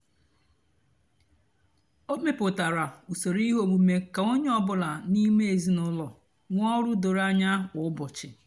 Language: Igbo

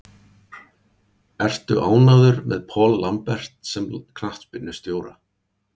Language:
Icelandic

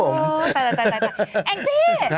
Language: Thai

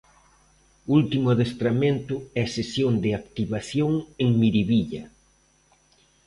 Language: Galician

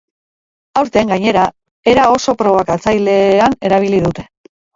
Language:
Basque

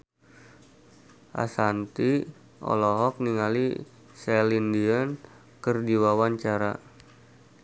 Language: Sundanese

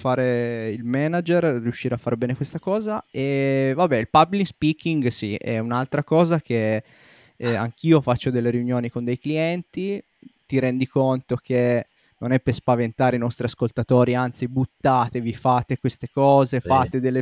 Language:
Italian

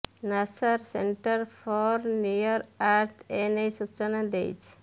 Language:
Odia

